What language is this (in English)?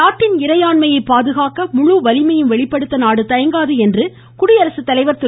Tamil